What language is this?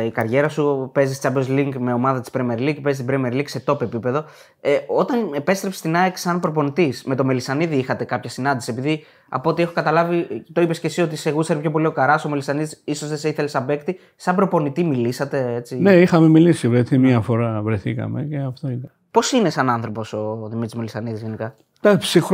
Greek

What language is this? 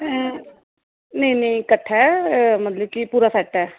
Dogri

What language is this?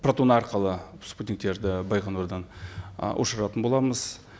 Kazakh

